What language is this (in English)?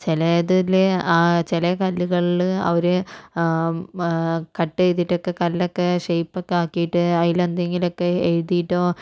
Malayalam